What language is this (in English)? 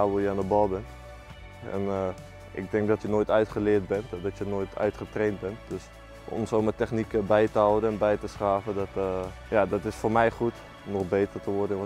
Dutch